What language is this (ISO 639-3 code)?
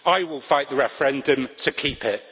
eng